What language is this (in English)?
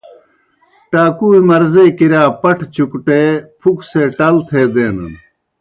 Kohistani Shina